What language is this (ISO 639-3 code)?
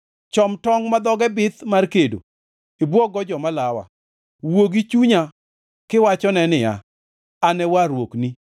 luo